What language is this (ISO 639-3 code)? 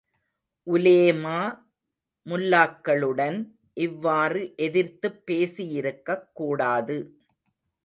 tam